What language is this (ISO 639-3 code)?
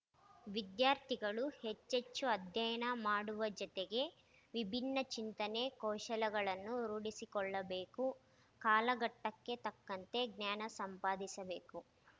kan